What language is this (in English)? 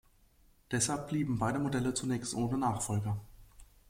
German